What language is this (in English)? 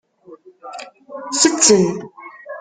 Kabyle